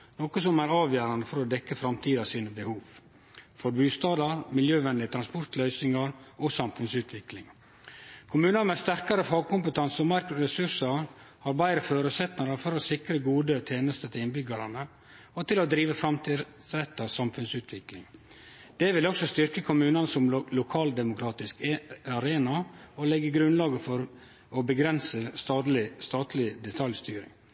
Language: Norwegian Nynorsk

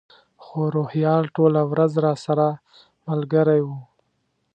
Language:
Pashto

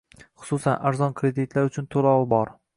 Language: Uzbek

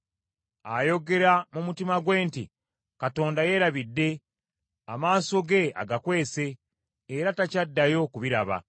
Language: Ganda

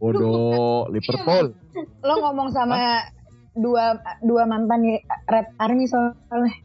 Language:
Indonesian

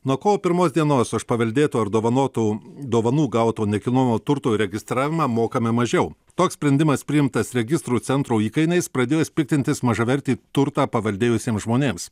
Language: Lithuanian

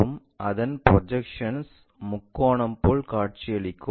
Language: Tamil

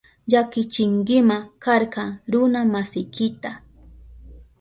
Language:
Southern Pastaza Quechua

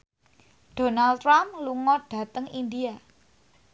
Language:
Javanese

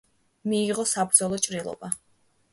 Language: Georgian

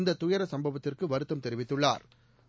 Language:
Tamil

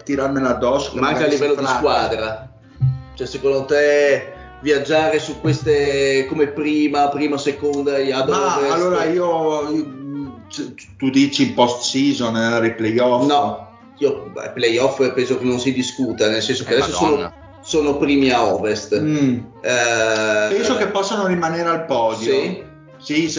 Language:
Italian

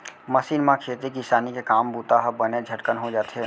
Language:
Chhattisgarhi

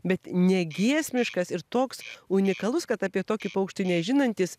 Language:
Lithuanian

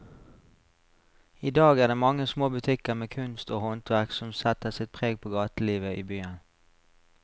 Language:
Norwegian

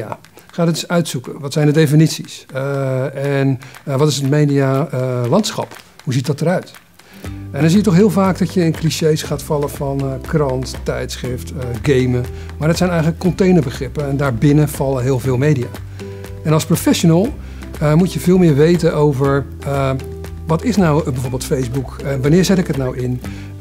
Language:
Dutch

